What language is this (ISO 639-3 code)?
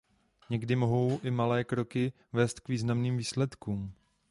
ces